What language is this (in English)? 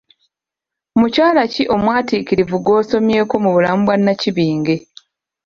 Ganda